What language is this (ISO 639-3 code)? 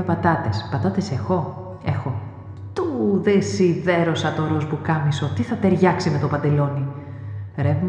ell